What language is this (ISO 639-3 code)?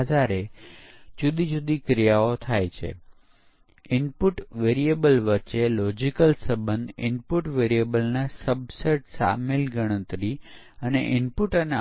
guj